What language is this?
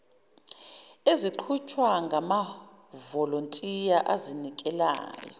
Zulu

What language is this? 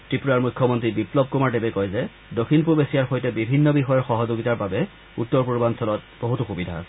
Assamese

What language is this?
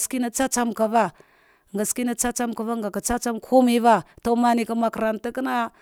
Dghwede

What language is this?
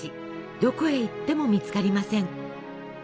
Japanese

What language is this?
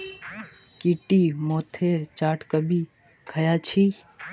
Magahi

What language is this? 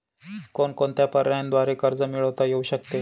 Marathi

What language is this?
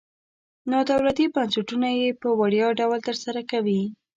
Pashto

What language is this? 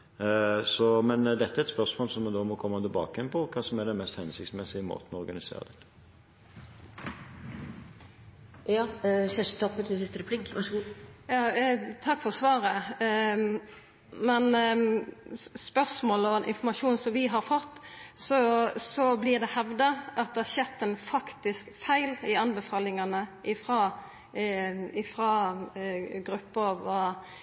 Norwegian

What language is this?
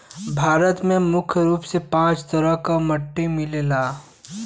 Bhojpuri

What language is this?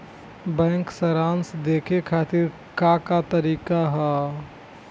Bhojpuri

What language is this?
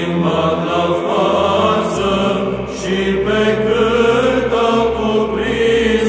Romanian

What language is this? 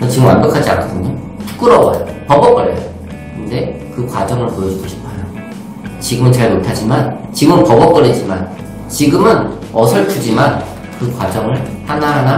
Korean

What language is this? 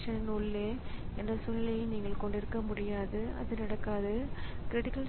Tamil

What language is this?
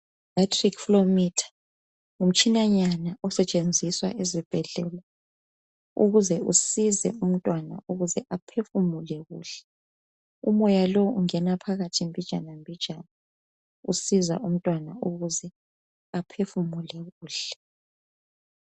North Ndebele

